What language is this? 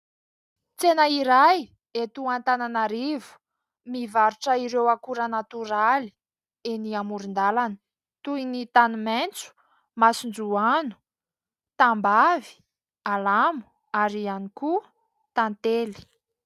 Malagasy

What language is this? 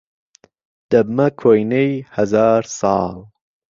Central Kurdish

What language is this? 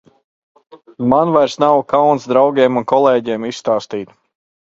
Latvian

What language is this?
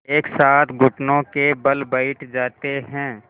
Hindi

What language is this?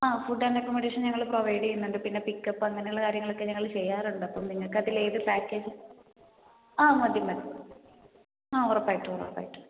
Malayalam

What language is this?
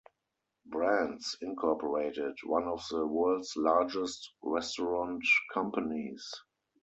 English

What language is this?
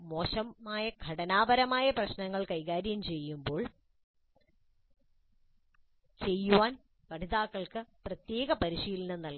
Malayalam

